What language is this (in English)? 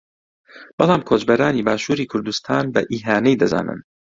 Central Kurdish